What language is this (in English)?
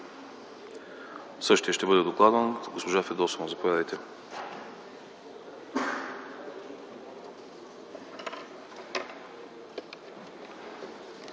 Bulgarian